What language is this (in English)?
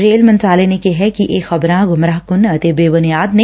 Punjabi